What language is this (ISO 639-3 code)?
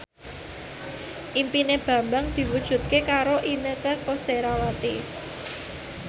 jav